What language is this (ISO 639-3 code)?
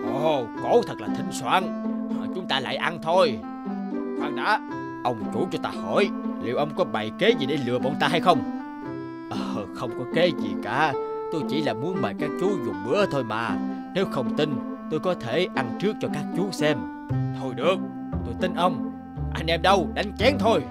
vie